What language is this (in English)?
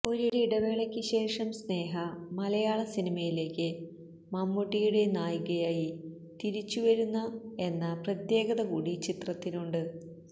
Malayalam